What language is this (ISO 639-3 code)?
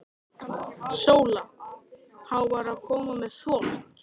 isl